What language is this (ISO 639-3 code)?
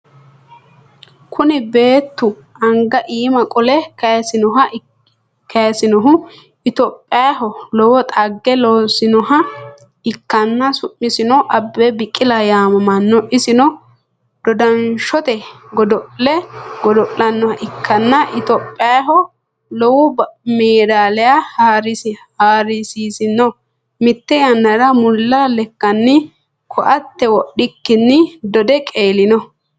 sid